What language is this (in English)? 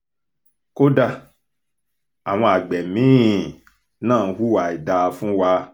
Yoruba